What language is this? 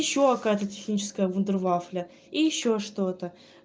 Russian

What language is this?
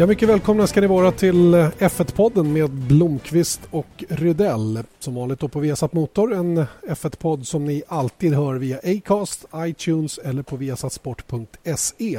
Swedish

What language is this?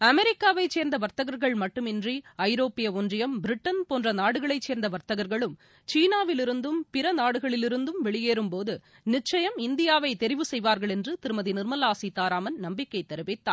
Tamil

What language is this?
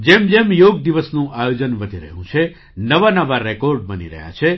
Gujarati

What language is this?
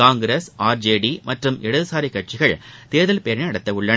Tamil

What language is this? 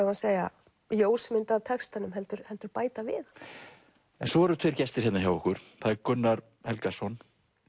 Icelandic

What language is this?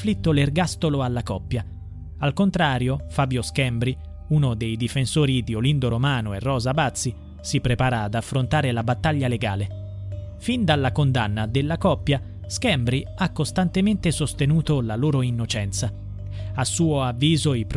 Italian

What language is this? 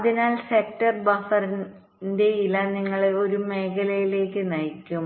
Malayalam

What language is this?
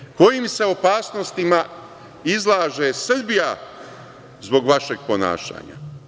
Serbian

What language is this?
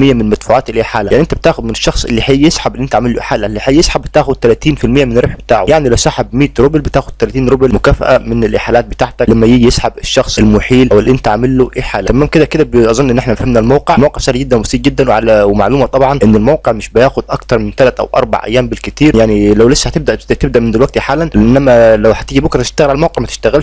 Arabic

